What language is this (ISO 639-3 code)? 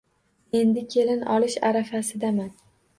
uzb